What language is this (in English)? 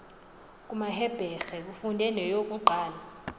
Xhosa